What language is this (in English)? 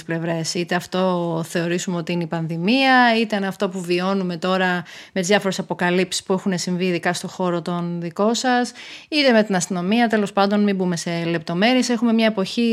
Greek